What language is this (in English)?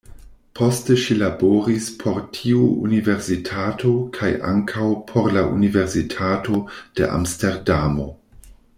Esperanto